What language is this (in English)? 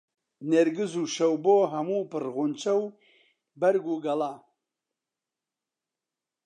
Central Kurdish